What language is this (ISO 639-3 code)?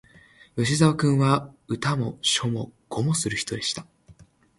jpn